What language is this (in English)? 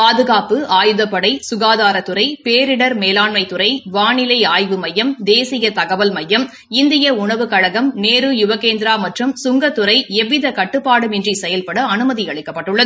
Tamil